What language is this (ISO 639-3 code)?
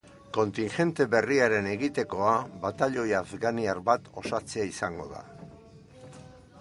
eus